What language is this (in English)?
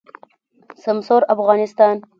Pashto